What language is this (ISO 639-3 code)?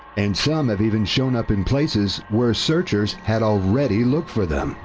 eng